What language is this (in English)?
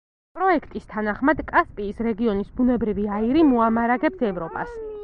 Georgian